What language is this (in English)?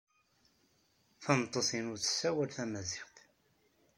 Kabyle